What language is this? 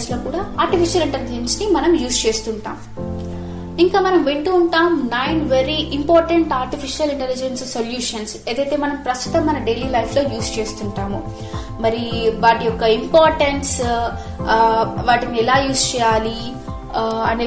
Telugu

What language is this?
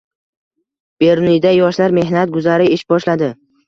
Uzbek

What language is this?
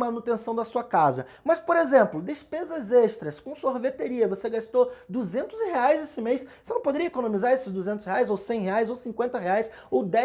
Portuguese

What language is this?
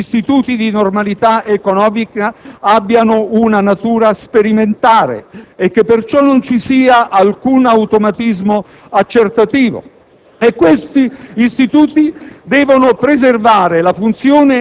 Italian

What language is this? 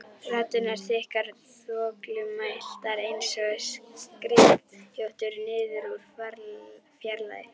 Icelandic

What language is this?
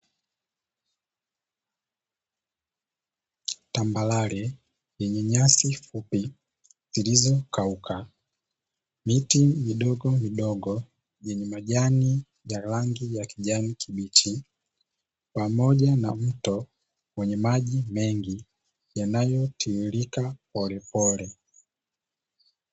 Swahili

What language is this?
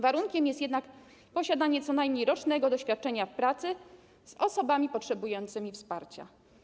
Polish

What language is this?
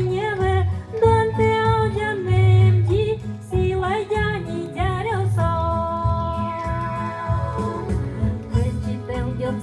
Nauru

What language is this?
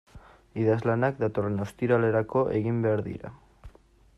Basque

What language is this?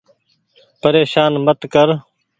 Goaria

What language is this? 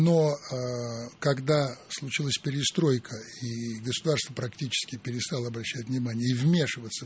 Russian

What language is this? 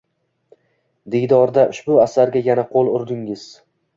Uzbek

